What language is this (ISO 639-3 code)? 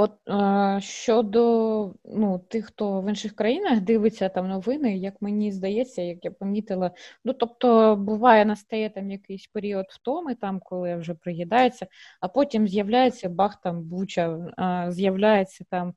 ukr